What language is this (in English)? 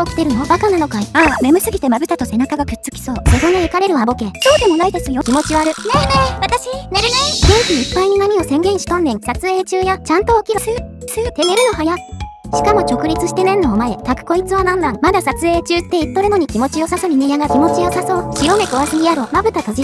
Japanese